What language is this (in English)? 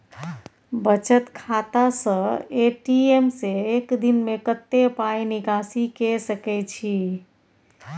Maithili